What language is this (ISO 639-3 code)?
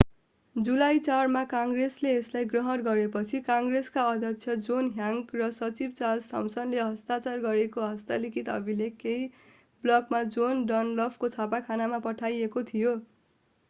nep